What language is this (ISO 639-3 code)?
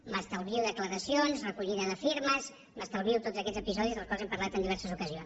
cat